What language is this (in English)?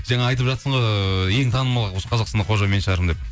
Kazakh